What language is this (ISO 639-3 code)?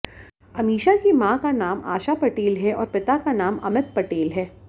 hin